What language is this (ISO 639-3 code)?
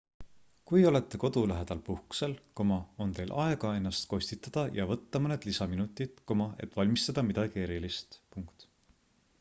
est